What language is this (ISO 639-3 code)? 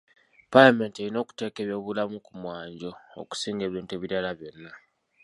lug